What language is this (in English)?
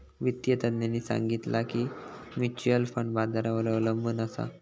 Marathi